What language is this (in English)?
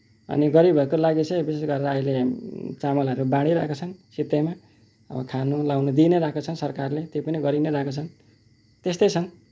Nepali